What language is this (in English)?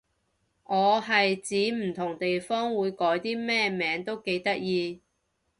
Cantonese